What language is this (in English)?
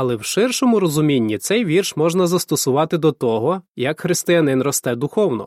Ukrainian